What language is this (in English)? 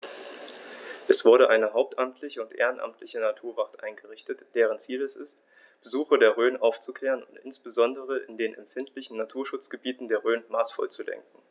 German